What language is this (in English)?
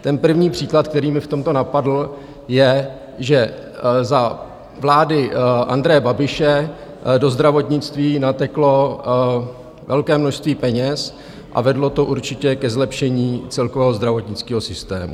Czech